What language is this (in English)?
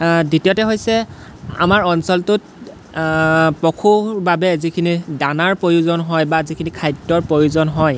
Assamese